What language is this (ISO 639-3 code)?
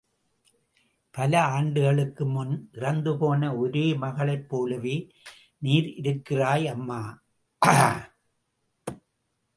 tam